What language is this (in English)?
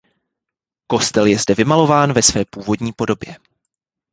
Czech